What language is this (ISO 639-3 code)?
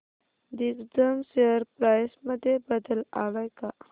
mar